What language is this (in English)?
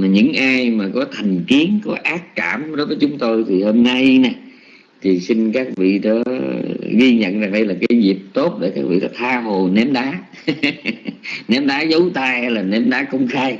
Vietnamese